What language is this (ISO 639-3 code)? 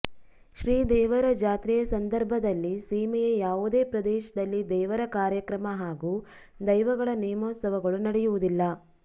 kan